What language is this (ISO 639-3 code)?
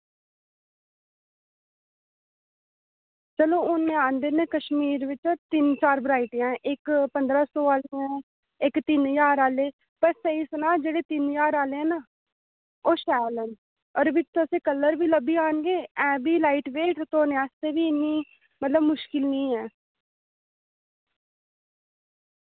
doi